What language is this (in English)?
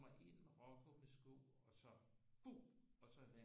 Danish